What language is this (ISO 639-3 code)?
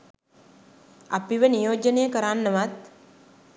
sin